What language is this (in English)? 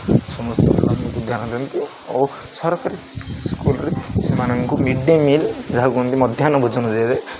Odia